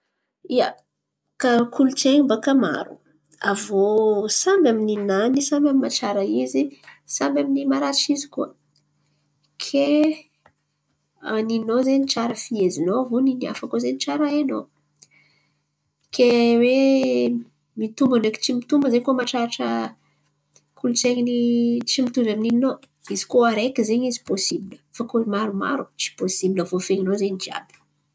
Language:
Antankarana Malagasy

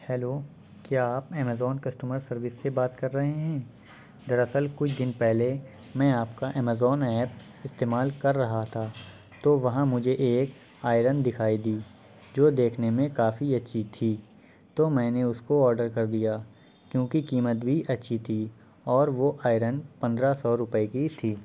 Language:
Urdu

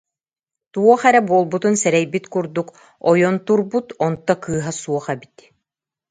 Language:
Yakut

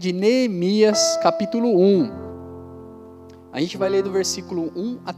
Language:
Portuguese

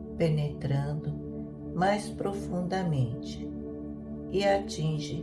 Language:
Portuguese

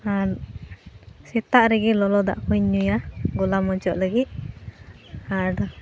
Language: Santali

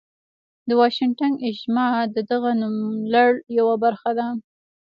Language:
Pashto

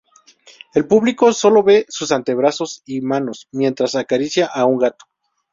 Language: Spanish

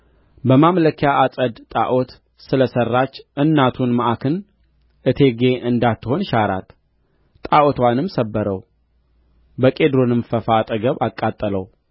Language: Amharic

